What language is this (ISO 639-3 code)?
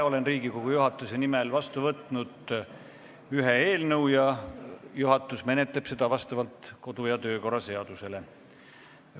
est